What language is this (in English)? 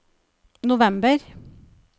Norwegian